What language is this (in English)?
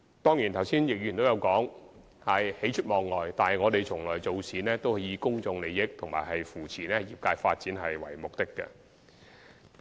Cantonese